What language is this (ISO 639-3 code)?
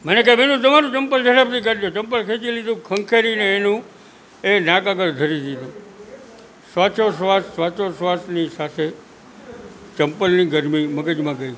guj